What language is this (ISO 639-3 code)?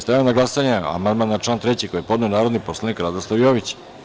srp